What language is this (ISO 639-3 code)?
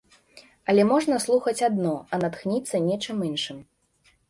bel